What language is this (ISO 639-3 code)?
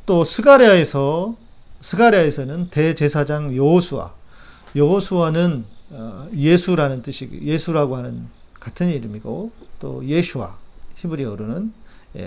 kor